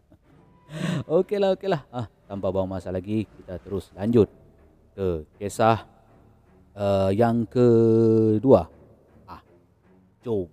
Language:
Malay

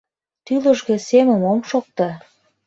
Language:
Mari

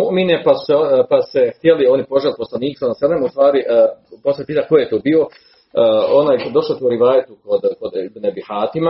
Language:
Croatian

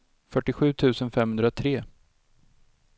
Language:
Swedish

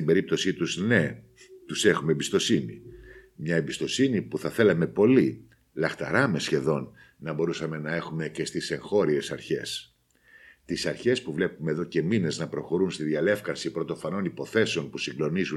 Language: Greek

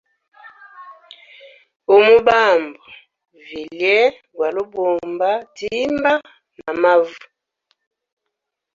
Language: Hemba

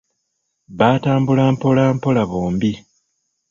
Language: Ganda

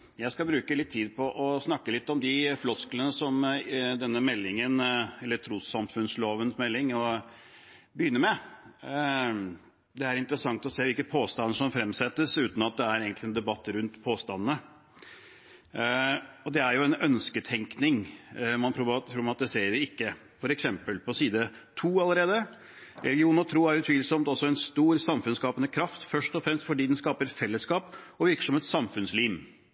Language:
Norwegian Bokmål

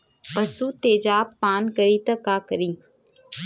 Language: Bhojpuri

